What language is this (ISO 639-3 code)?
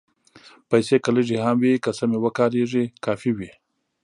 pus